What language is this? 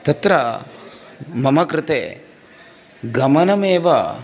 Sanskrit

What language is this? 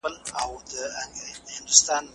Pashto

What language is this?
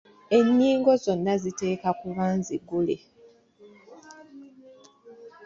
Ganda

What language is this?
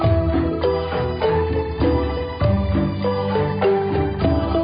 Thai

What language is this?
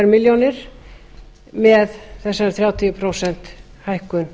Icelandic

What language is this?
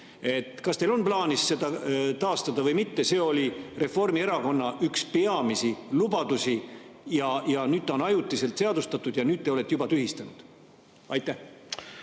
Estonian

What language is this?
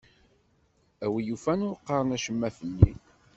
Kabyle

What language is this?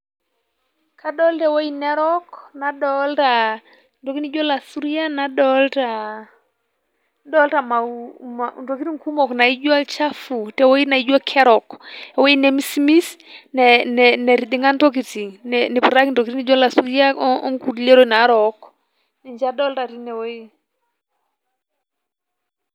Masai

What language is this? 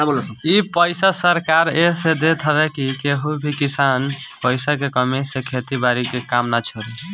Bhojpuri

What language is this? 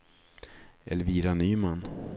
Swedish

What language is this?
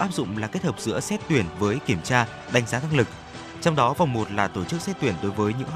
Vietnamese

